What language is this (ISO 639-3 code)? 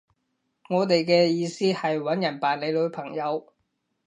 yue